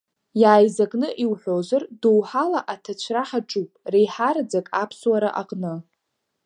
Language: Abkhazian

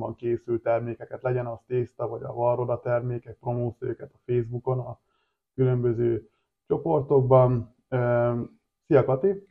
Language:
Hungarian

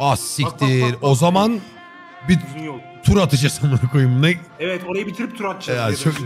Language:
Turkish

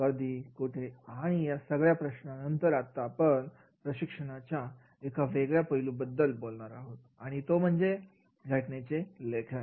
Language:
Marathi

